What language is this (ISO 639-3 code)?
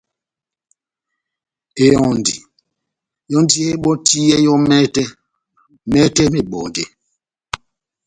bnm